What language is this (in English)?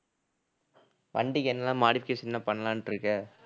Tamil